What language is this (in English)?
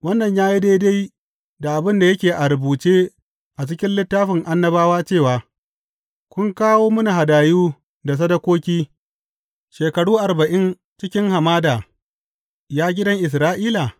Hausa